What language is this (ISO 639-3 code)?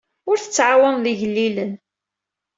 kab